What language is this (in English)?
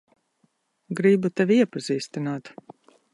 Latvian